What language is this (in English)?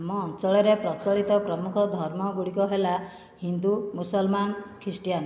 Odia